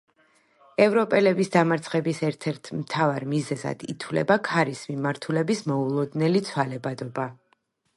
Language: Georgian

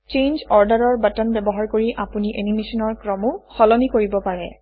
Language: Assamese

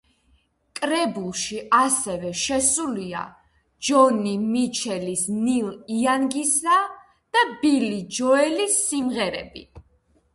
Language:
Georgian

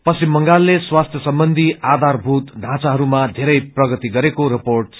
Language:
Nepali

